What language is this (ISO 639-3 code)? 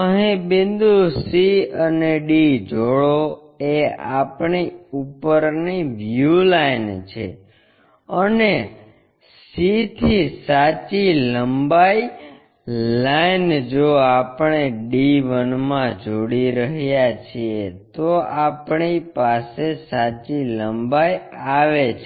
guj